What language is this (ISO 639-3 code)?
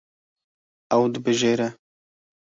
kur